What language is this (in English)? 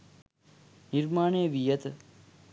Sinhala